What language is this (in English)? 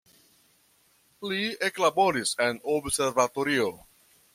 Esperanto